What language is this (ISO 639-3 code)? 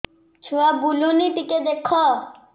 ori